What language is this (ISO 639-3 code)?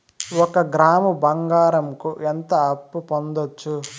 tel